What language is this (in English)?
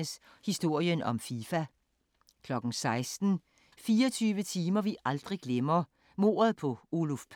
Danish